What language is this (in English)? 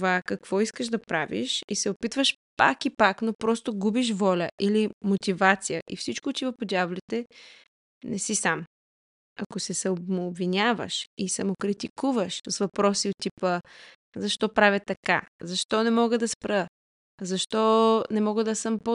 Bulgarian